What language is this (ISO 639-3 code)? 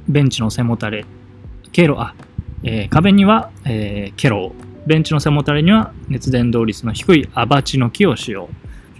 jpn